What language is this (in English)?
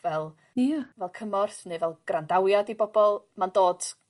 Welsh